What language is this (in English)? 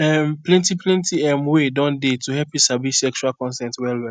Nigerian Pidgin